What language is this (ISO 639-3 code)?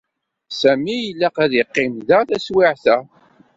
kab